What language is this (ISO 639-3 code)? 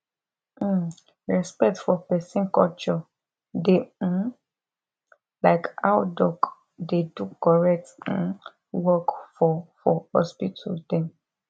pcm